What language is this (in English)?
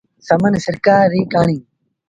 Sindhi Bhil